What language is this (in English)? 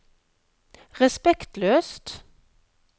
Norwegian